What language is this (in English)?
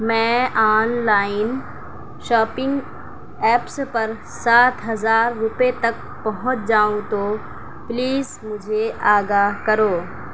Urdu